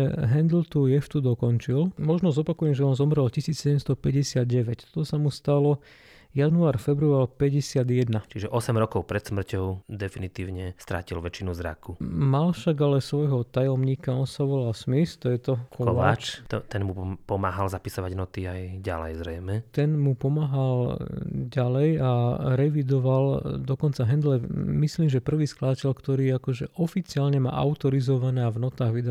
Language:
Slovak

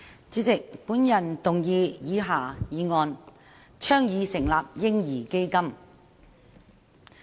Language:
Cantonese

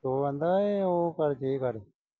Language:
Punjabi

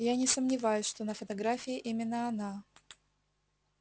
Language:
Russian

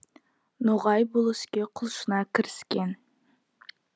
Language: Kazakh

